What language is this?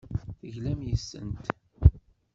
Kabyle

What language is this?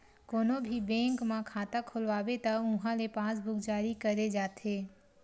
Chhattisgarhi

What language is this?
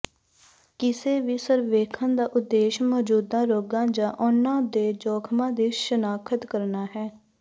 Punjabi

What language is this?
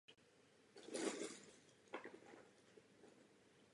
Czech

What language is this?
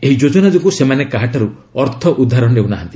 Odia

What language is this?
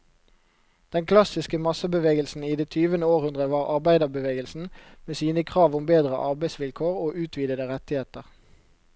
Norwegian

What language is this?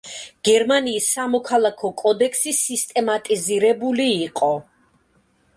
Georgian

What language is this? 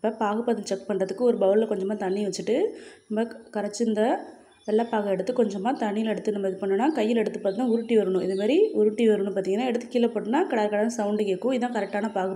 Arabic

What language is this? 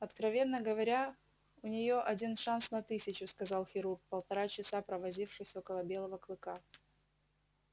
Russian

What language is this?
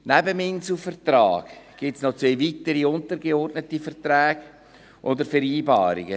Swiss German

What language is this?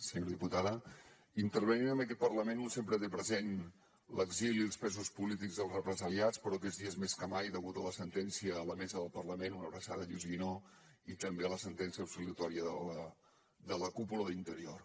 Catalan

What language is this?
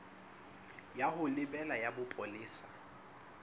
Southern Sotho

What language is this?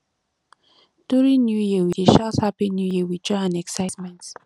Nigerian Pidgin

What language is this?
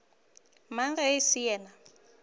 Northern Sotho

